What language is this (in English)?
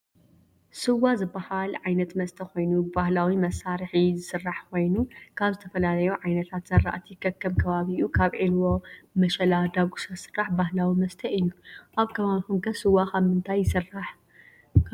Tigrinya